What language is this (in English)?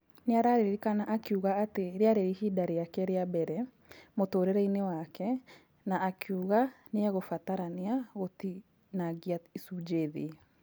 Kikuyu